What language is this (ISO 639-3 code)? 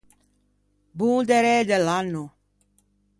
lij